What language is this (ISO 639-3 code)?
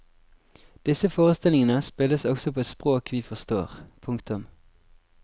nor